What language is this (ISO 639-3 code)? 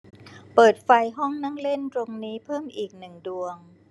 tha